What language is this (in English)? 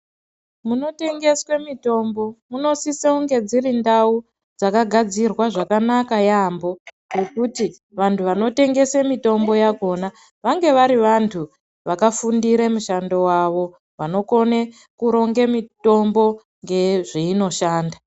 Ndau